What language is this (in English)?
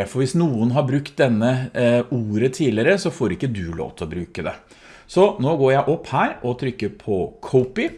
Norwegian